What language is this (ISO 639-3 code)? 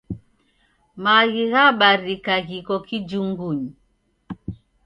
dav